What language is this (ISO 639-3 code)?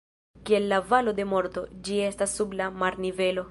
epo